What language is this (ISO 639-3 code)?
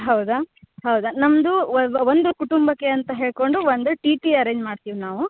kan